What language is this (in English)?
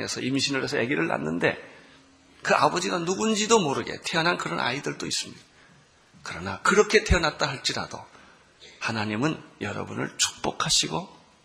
Korean